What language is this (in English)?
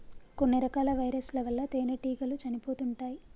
Telugu